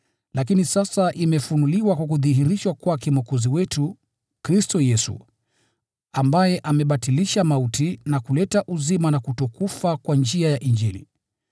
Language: Swahili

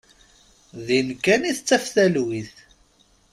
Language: Kabyle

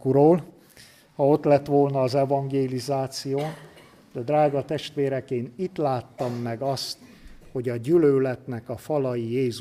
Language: Hungarian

